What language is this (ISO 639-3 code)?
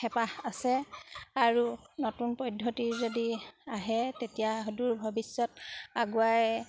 asm